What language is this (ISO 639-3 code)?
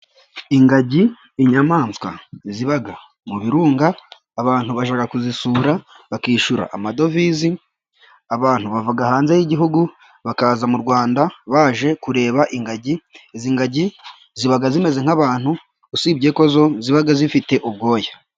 kin